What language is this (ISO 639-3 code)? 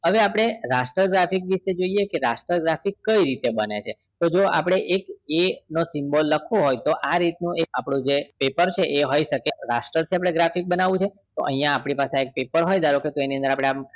guj